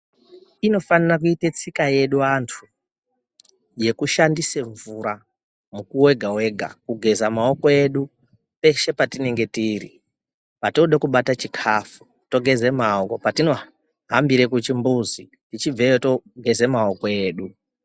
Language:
Ndau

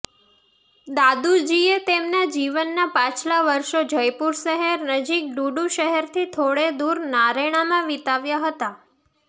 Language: Gujarati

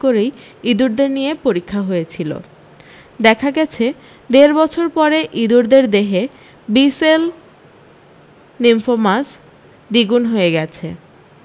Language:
Bangla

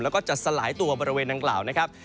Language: Thai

